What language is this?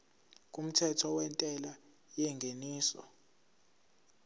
Zulu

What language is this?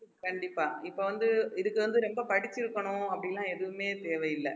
Tamil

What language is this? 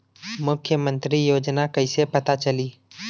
Bhojpuri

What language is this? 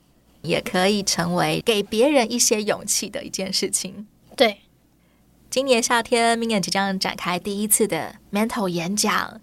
Chinese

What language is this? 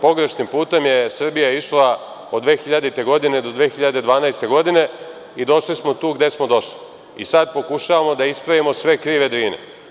Serbian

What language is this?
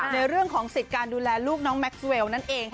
Thai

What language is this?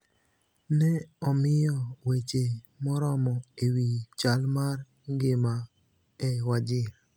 Luo (Kenya and Tanzania)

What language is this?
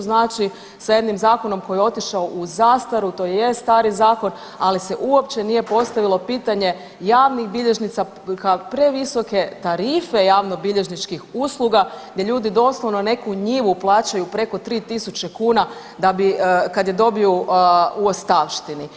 Croatian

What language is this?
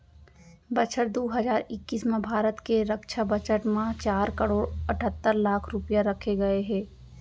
Chhattisgarhi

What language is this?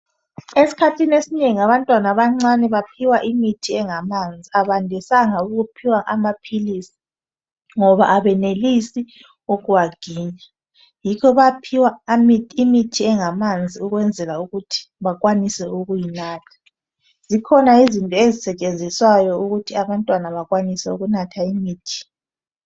North Ndebele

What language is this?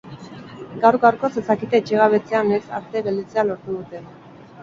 Basque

